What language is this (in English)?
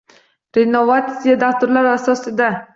Uzbek